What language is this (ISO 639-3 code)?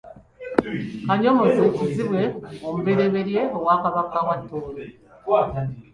lug